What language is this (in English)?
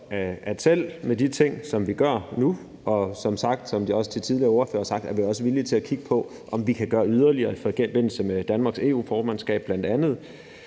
Danish